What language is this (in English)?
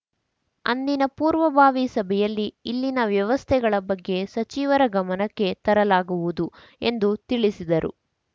Kannada